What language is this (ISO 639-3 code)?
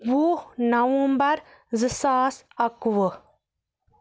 kas